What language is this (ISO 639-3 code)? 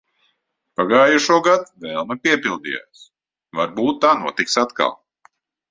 lav